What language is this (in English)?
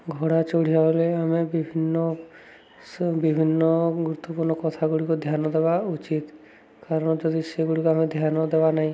Odia